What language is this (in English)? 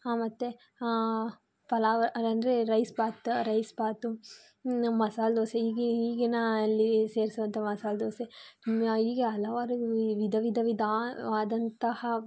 Kannada